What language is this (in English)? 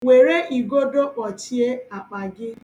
Igbo